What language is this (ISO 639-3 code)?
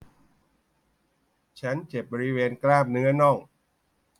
tha